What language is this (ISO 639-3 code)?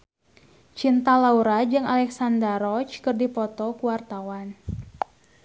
sun